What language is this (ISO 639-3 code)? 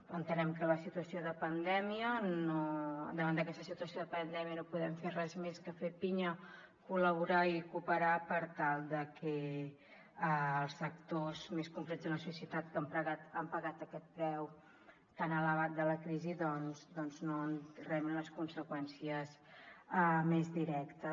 cat